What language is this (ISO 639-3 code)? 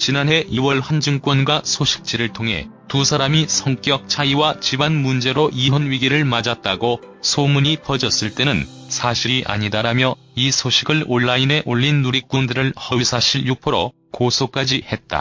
kor